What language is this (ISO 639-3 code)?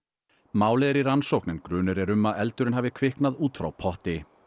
isl